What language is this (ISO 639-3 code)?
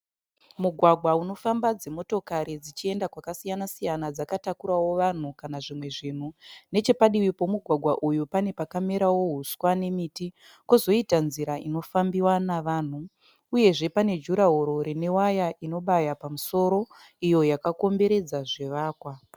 sna